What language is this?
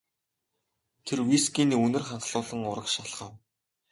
Mongolian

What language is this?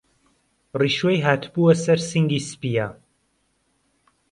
Central Kurdish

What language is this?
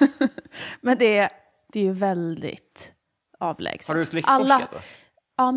Swedish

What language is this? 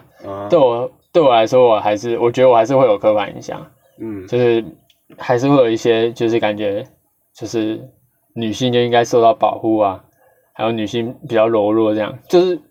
Chinese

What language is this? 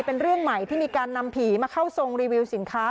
Thai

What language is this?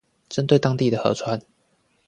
Chinese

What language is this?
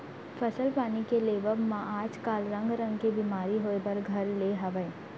Chhattisgarhi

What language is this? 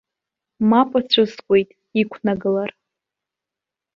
Abkhazian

